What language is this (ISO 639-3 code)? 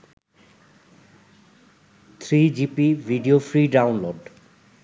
ben